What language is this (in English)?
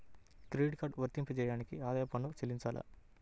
Telugu